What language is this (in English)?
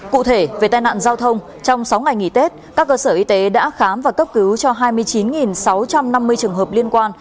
Vietnamese